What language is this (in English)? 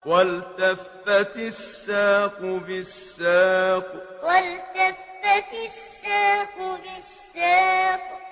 Arabic